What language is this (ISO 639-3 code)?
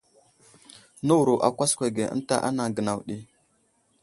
udl